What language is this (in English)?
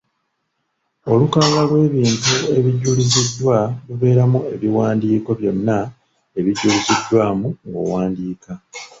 Ganda